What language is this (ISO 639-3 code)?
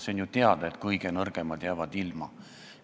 est